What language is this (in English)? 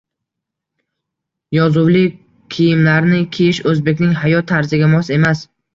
Uzbek